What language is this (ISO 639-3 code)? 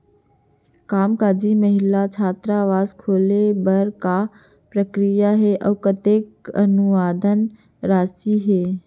hne